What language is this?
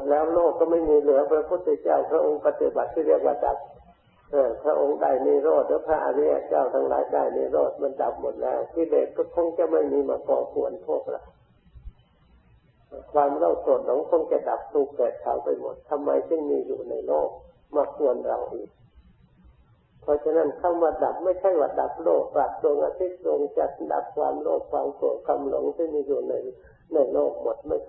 Thai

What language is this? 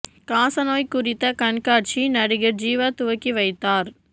Tamil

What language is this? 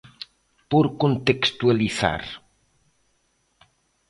Galician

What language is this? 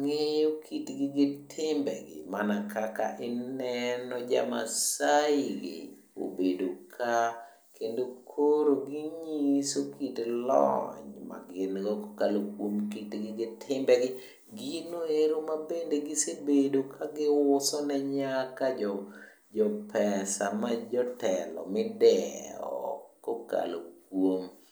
Luo (Kenya and Tanzania)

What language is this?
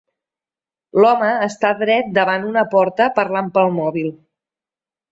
Catalan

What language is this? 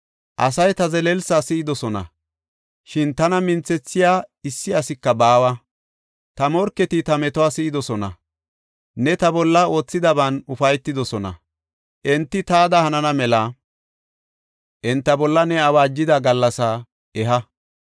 Gofa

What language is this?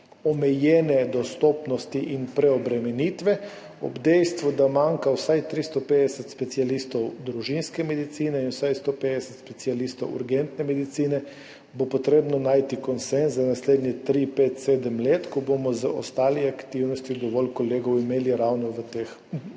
Slovenian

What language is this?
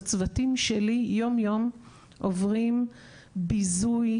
Hebrew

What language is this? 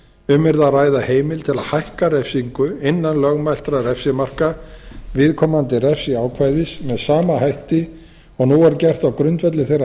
Icelandic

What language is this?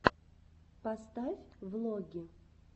Russian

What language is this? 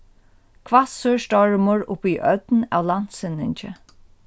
Faroese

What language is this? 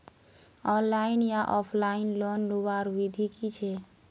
Magahi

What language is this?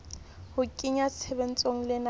Southern Sotho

